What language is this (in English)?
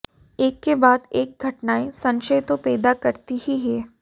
Hindi